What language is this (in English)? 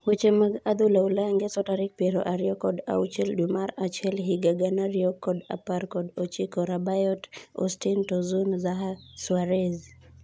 Luo (Kenya and Tanzania)